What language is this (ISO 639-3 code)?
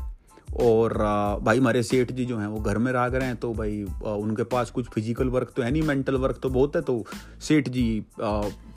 hin